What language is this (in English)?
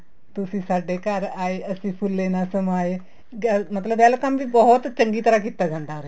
Punjabi